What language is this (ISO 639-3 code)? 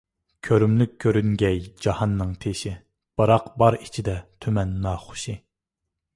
uig